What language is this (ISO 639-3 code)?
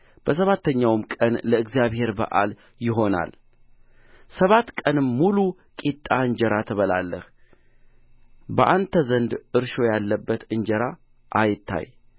amh